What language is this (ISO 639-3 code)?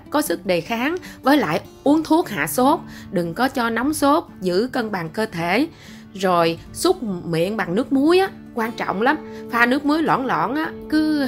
vie